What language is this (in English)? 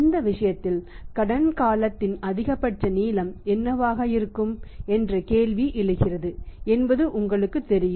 Tamil